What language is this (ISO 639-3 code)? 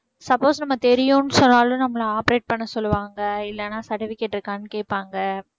tam